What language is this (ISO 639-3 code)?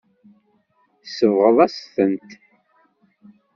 kab